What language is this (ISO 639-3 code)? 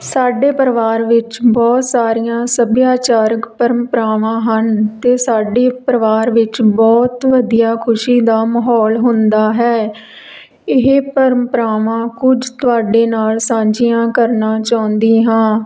pan